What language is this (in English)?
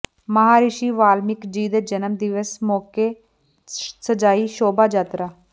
Punjabi